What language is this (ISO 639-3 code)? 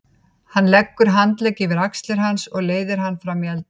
isl